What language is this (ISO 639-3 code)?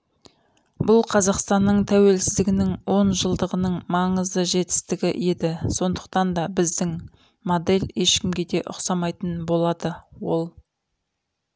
kaz